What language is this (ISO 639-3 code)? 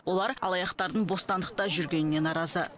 kaz